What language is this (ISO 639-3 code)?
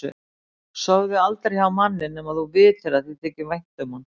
isl